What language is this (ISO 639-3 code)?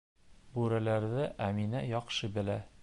bak